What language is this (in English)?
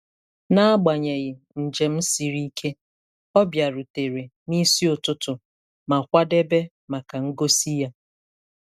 Igbo